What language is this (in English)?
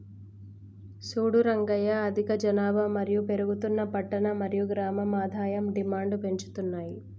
Telugu